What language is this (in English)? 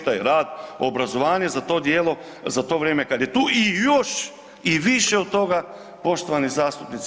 Croatian